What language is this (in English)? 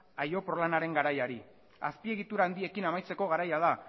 Basque